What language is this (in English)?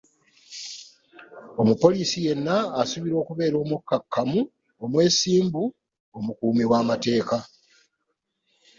Ganda